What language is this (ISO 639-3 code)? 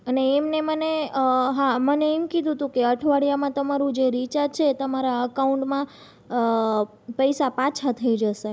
guj